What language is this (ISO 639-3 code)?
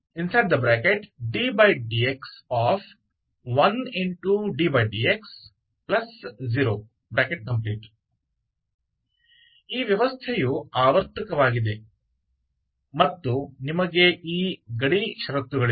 kan